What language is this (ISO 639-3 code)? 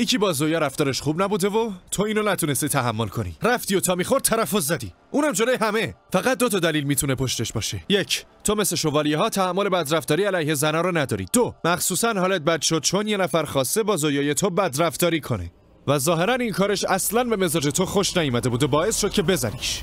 fas